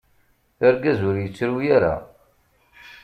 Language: Kabyle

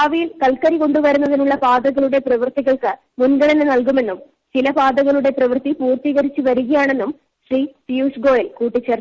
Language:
Malayalam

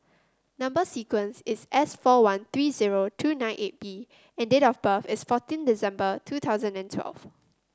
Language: English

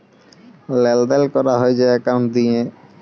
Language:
Bangla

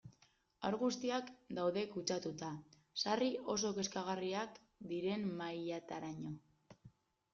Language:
Basque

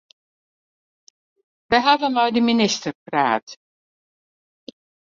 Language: Western Frisian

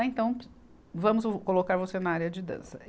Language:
Portuguese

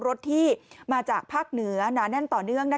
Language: Thai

